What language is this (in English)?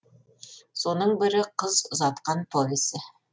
Kazakh